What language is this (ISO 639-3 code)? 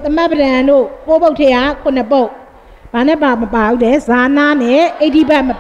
tha